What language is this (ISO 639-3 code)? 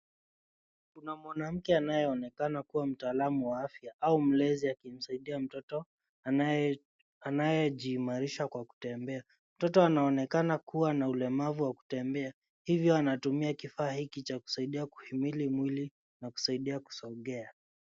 swa